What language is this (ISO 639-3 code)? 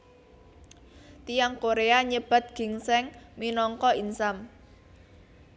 jav